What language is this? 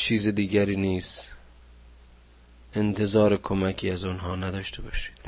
Persian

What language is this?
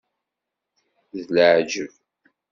Kabyle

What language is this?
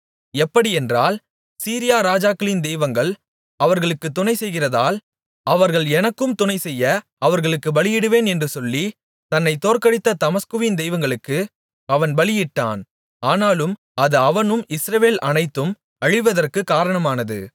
Tamil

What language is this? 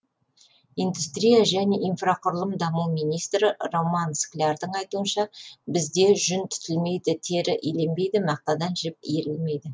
Kazakh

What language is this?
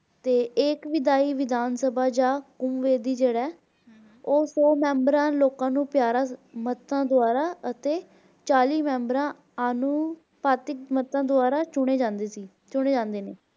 Punjabi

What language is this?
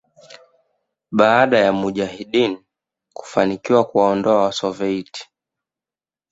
Swahili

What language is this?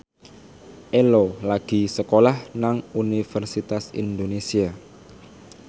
Javanese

